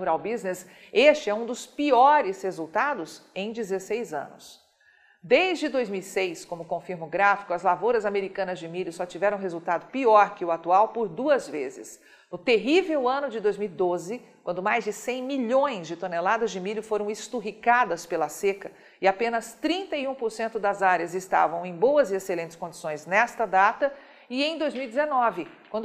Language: Portuguese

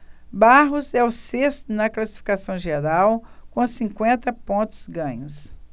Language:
Portuguese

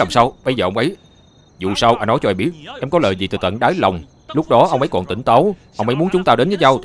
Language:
Vietnamese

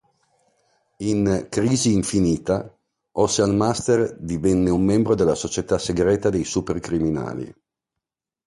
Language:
Italian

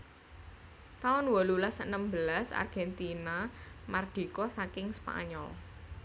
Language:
Javanese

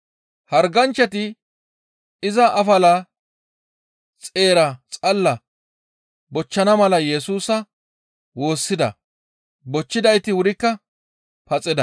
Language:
Gamo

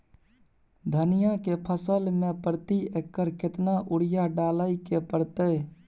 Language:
Maithili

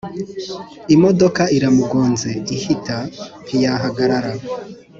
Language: Kinyarwanda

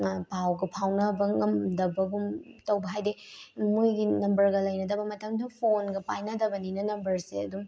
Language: Manipuri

